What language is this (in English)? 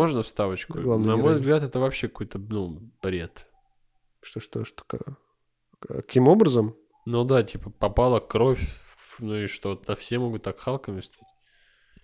Russian